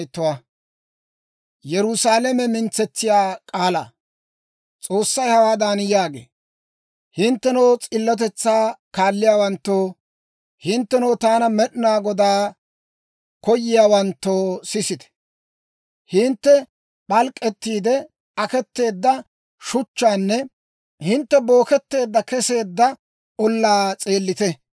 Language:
Dawro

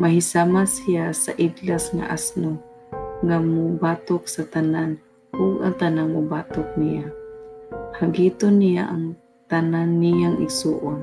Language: Filipino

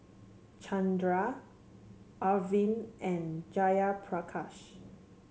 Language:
English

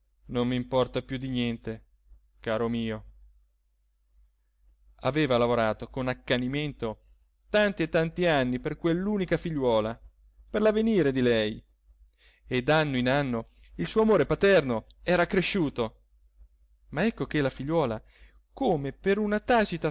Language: Italian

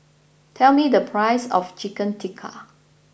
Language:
English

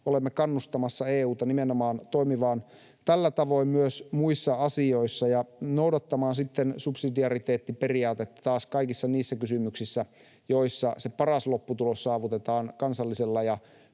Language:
Finnish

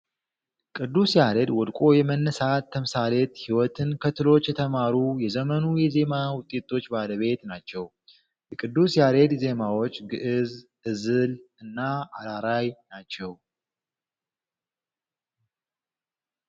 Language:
Amharic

